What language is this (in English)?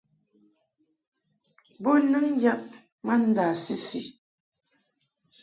Mungaka